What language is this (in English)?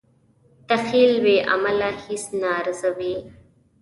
Pashto